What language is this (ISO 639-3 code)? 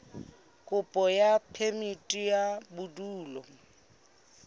sot